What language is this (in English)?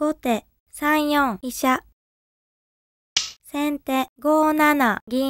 Japanese